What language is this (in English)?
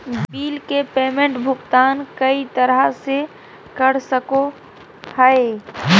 Magahi